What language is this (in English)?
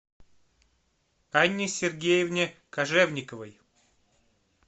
Russian